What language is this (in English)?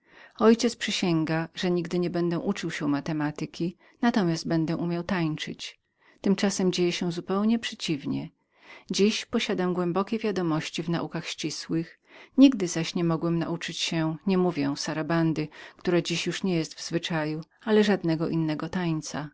Polish